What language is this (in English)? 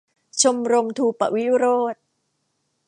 Thai